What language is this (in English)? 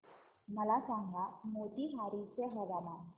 Marathi